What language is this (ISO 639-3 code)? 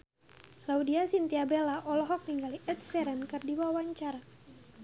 sun